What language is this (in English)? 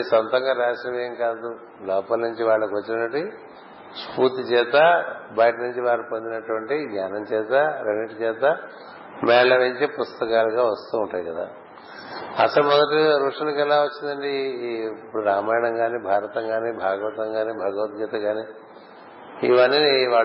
Telugu